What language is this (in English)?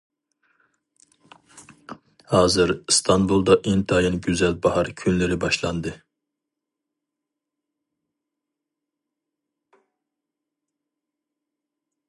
Uyghur